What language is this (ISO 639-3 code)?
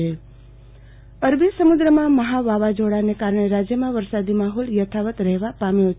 guj